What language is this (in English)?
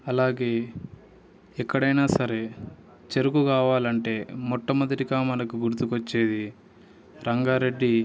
Telugu